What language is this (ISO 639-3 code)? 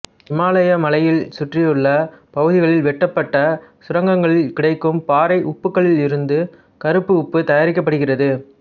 tam